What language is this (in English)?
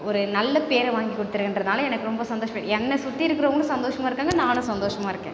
Tamil